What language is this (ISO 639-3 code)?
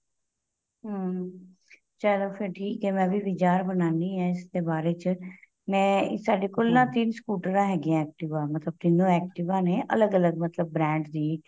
pan